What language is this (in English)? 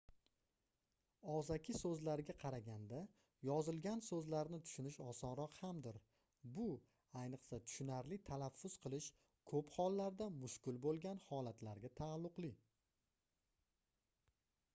Uzbek